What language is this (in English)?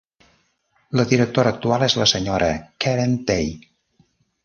Catalan